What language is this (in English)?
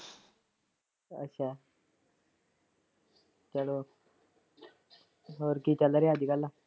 Punjabi